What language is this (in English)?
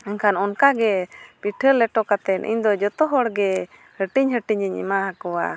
Santali